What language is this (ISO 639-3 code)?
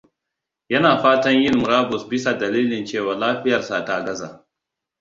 hau